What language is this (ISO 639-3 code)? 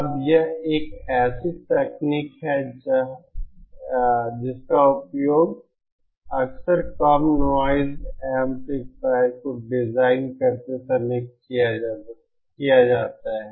hin